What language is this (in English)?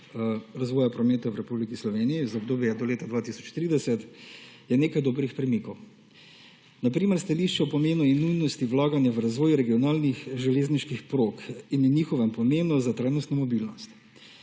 Slovenian